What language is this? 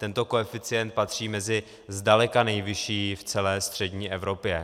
Czech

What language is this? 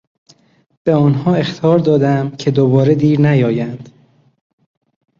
Persian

